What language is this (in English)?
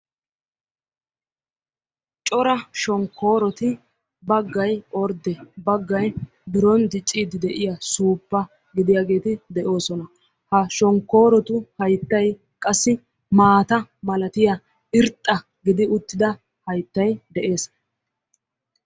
Wolaytta